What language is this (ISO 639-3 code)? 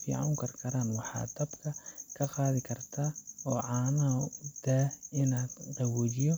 som